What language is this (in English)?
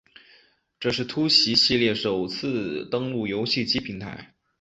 Chinese